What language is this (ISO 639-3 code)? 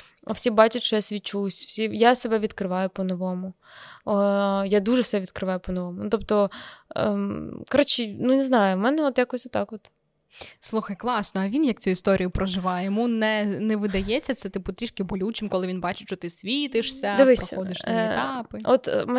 ukr